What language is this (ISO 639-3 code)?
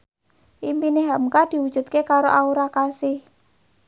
jav